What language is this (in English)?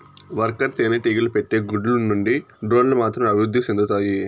Telugu